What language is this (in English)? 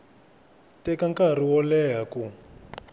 Tsonga